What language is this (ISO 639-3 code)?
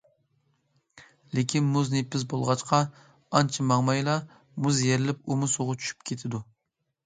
uig